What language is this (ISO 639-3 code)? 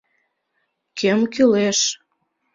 chm